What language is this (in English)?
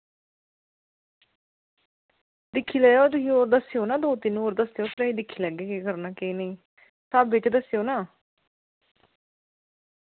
Dogri